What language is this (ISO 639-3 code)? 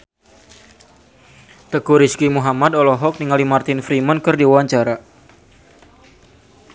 sun